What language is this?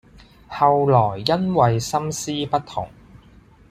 Cantonese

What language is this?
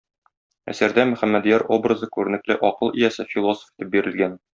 Tatar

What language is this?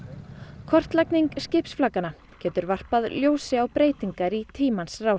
Icelandic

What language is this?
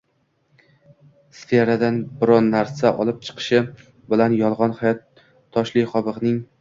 Uzbek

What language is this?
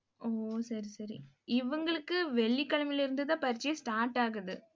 Tamil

